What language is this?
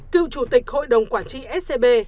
Vietnamese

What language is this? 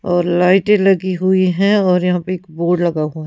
Hindi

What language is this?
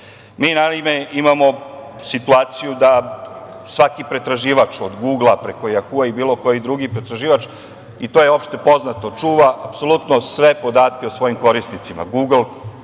Serbian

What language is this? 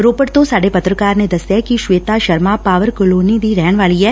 Punjabi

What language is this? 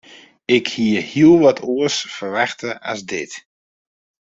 Western Frisian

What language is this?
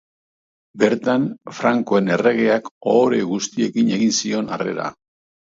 Basque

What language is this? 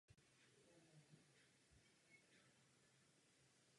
Czech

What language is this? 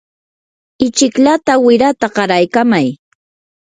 Yanahuanca Pasco Quechua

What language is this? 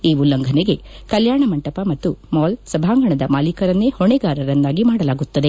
Kannada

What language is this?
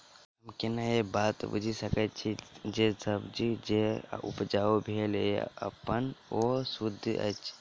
Maithili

